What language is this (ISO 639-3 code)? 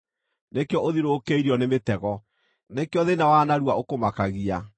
kik